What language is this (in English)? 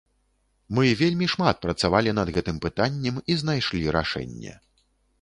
Belarusian